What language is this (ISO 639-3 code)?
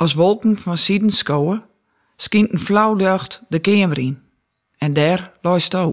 nld